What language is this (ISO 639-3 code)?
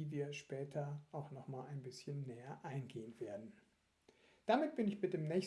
deu